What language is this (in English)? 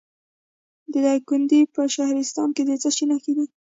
Pashto